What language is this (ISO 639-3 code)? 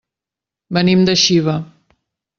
cat